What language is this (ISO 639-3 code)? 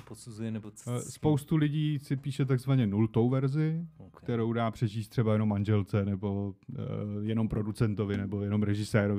ces